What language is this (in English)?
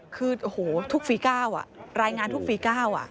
Thai